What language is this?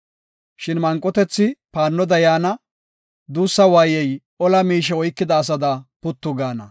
Gofa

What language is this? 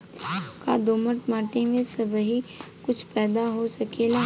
Bhojpuri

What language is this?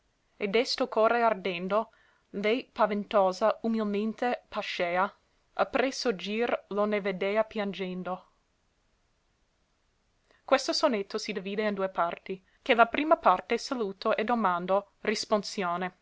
Italian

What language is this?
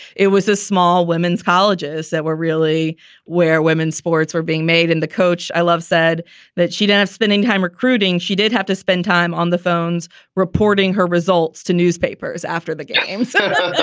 English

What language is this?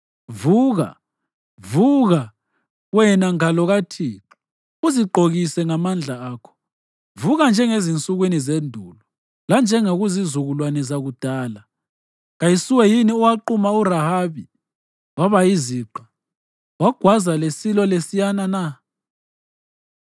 North Ndebele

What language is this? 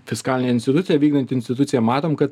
Lithuanian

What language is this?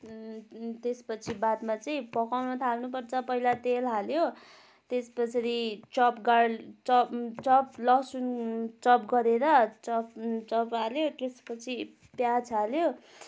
Nepali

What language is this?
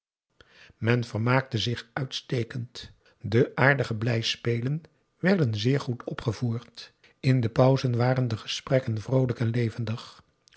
Dutch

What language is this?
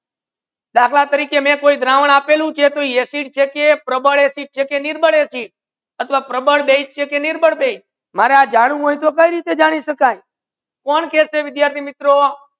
Gujarati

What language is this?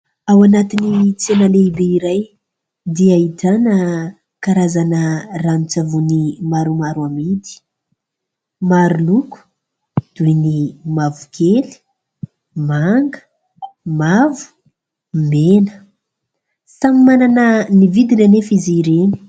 Malagasy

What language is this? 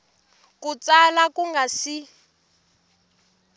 Tsonga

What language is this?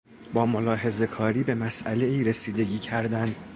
Persian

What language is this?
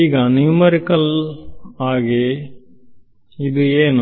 Kannada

